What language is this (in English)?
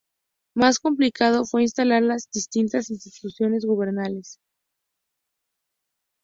Spanish